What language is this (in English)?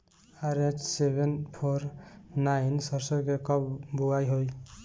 Bhojpuri